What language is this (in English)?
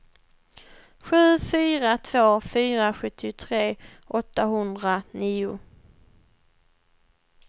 Swedish